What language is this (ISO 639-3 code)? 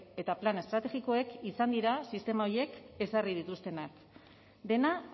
eus